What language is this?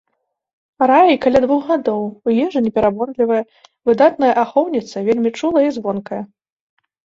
Belarusian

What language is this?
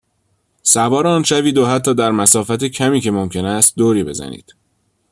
Persian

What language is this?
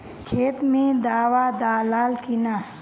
Bhojpuri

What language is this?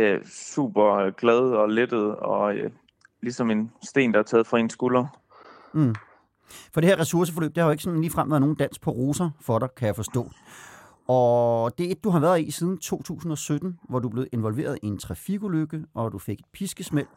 Danish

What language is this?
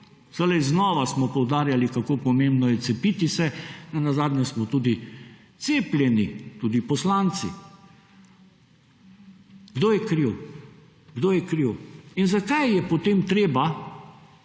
Slovenian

